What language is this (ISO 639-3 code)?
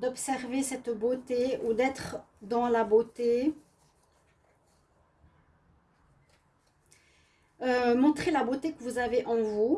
fra